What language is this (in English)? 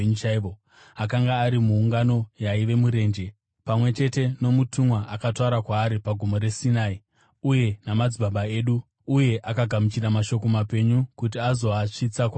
Shona